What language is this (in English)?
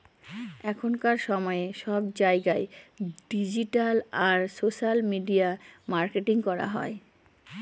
Bangla